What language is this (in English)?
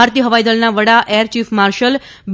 Gujarati